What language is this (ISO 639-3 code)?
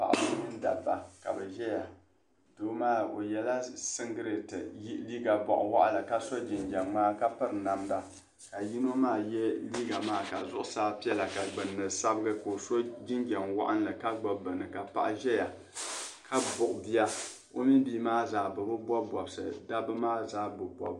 dag